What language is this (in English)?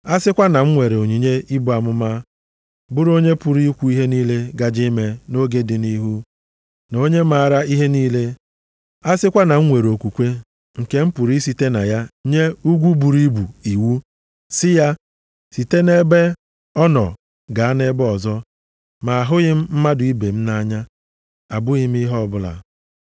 Igbo